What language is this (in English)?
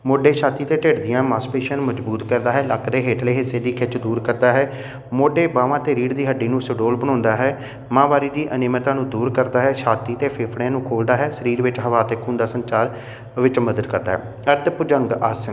Punjabi